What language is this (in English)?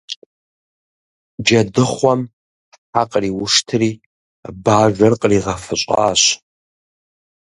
Kabardian